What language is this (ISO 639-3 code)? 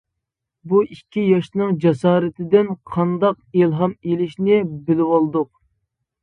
uig